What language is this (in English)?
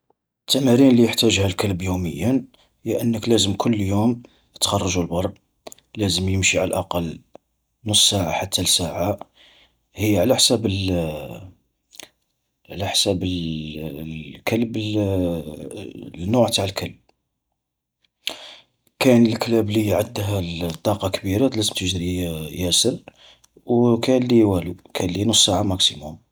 Algerian Arabic